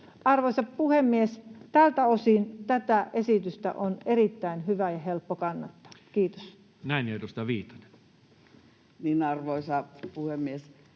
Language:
Finnish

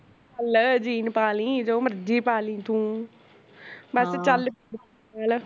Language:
Punjabi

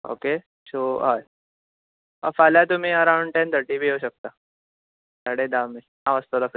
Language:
Konkani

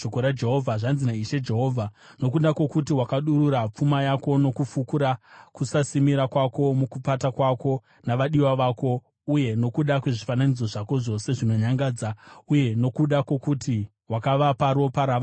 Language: Shona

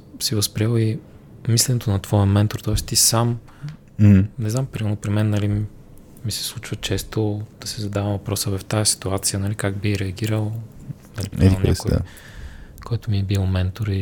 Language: Bulgarian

